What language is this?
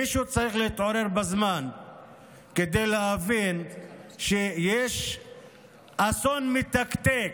Hebrew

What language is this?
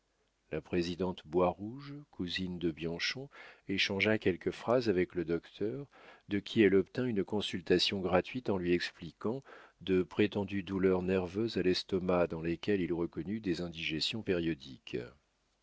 French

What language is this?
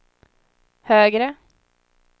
Swedish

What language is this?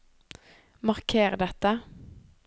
Norwegian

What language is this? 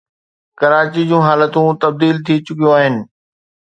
Sindhi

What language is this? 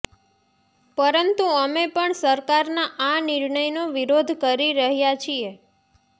Gujarati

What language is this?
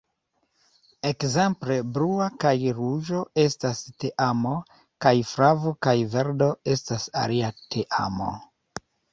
Esperanto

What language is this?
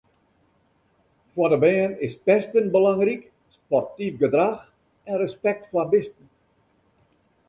Western Frisian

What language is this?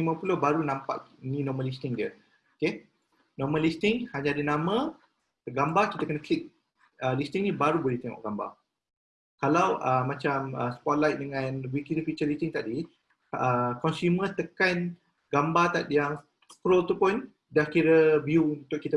Malay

